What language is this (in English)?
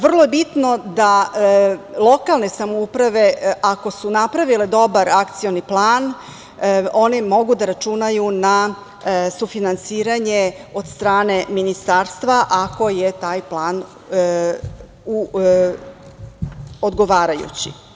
Serbian